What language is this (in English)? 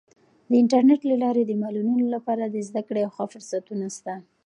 Pashto